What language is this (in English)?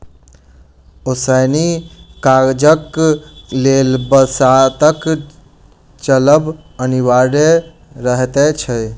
Maithili